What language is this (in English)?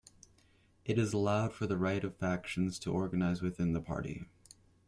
English